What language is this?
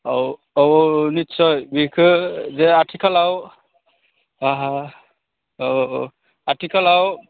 Bodo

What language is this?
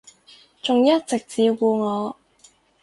Cantonese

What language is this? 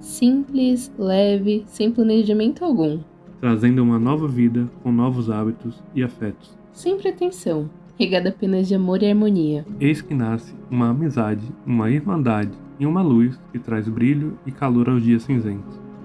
Portuguese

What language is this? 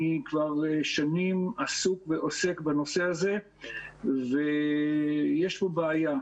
Hebrew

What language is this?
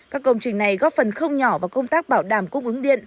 Vietnamese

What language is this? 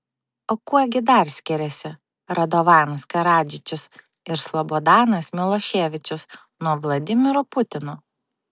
Lithuanian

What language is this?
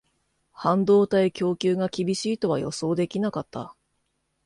Japanese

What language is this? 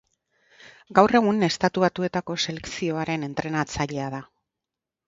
Basque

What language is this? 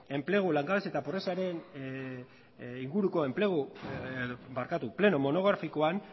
Basque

